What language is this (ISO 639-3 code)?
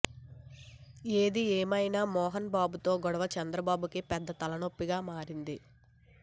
tel